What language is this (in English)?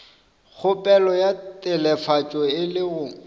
Northern Sotho